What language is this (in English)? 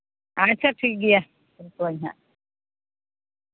Santali